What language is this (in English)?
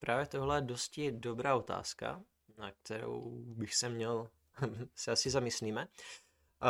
Czech